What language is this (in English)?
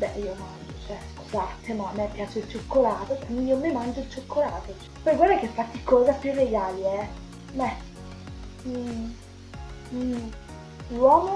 Italian